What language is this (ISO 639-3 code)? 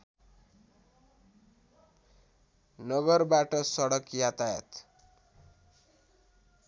nep